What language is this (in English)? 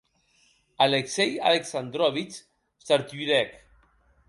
Occitan